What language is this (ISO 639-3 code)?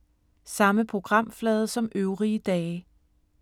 dan